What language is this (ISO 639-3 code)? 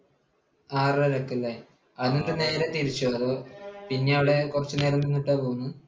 mal